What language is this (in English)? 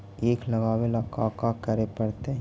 Magahi